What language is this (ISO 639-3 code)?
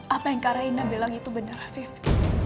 ind